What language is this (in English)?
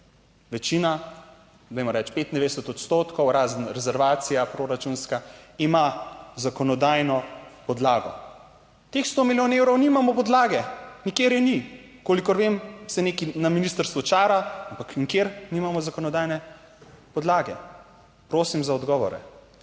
Slovenian